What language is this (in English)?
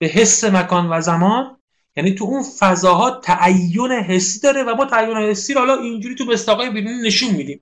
Persian